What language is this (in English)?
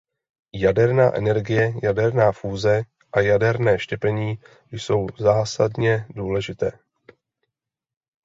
Czech